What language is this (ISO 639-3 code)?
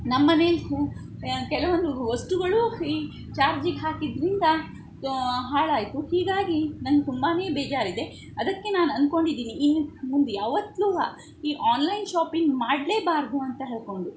kan